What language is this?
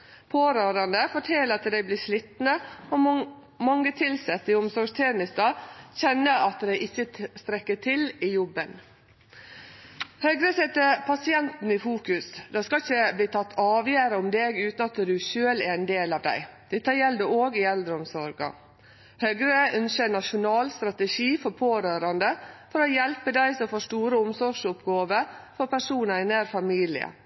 Norwegian Nynorsk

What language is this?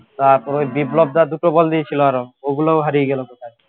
Bangla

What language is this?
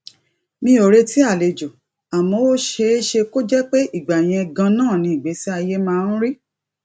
Yoruba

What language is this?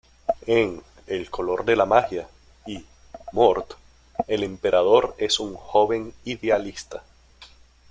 Spanish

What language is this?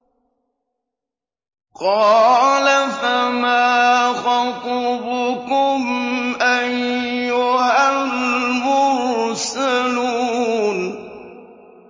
Arabic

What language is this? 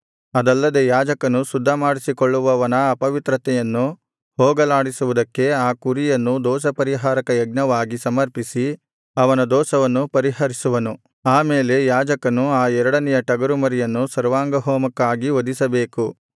Kannada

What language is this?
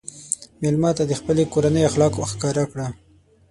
Pashto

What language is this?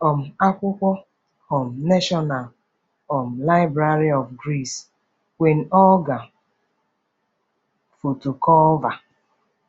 Igbo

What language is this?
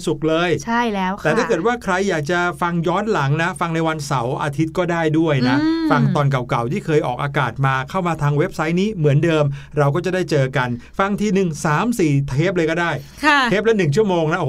Thai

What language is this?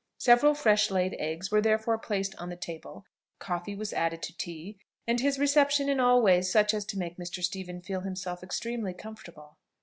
English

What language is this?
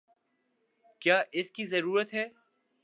Urdu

